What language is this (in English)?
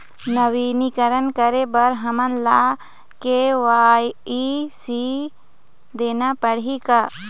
Chhattisgarhi